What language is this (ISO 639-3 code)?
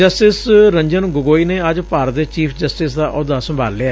pan